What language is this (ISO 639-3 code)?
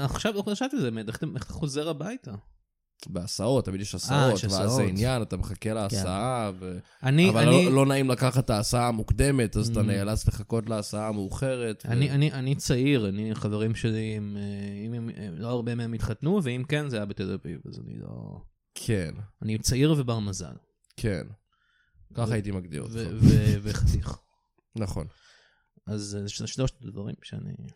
heb